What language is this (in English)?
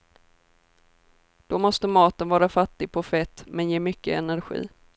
Swedish